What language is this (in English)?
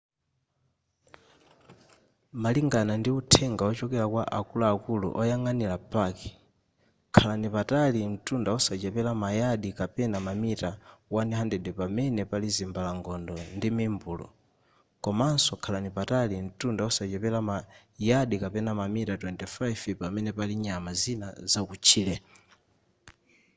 Nyanja